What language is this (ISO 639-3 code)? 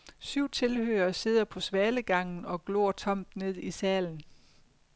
dan